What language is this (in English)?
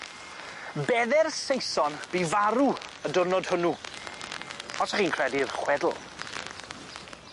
Welsh